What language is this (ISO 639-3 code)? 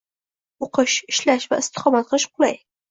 uzb